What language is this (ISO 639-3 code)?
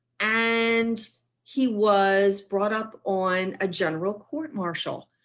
eng